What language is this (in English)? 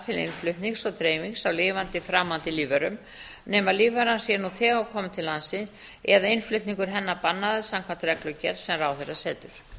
Icelandic